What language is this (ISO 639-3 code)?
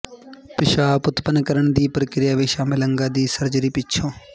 pan